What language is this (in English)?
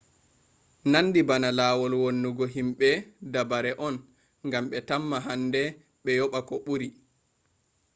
Fula